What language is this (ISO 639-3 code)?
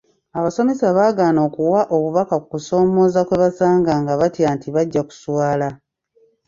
lug